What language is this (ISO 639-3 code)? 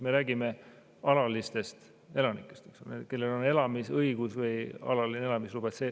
est